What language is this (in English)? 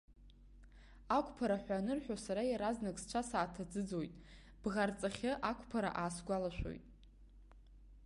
Abkhazian